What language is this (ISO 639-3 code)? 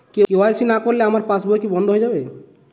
ben